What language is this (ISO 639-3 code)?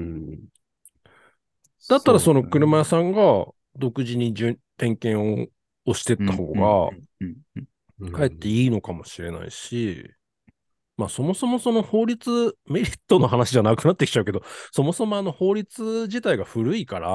jpn